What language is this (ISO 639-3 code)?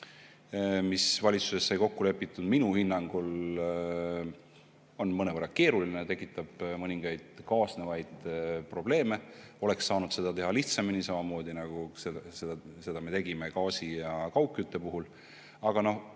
est